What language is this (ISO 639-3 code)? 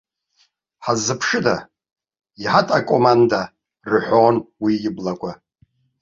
abk